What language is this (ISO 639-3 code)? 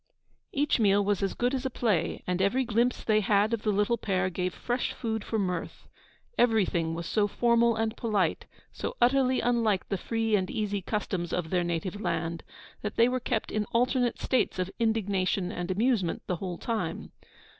eng